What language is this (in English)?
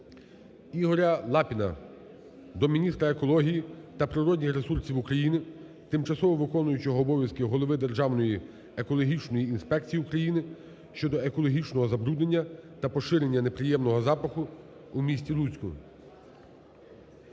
Ukrainian